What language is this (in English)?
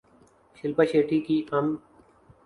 Urdu